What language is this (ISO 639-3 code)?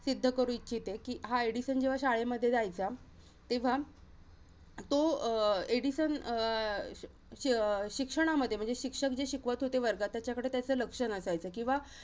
mar